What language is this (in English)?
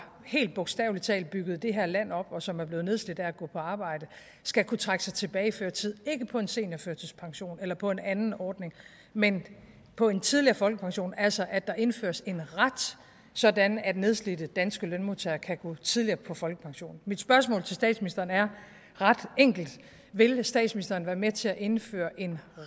Danish